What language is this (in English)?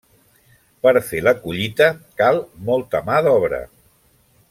Catalan